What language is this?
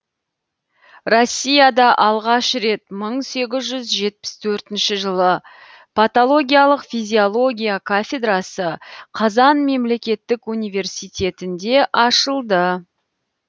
Kazakh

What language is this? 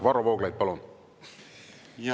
Estonian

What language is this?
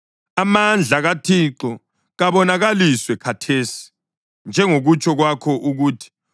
North Ndebele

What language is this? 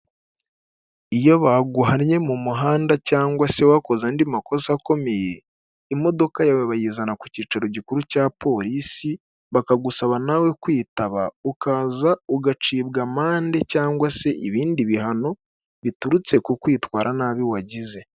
Kinyarwanda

